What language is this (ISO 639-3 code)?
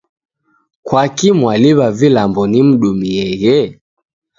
dav